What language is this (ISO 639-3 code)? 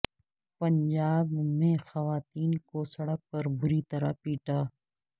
urd